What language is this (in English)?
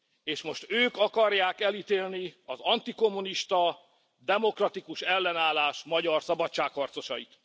Hungarian